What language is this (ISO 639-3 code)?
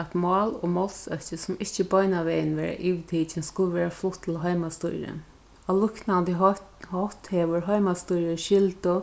fao